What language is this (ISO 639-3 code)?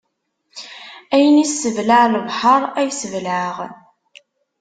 kab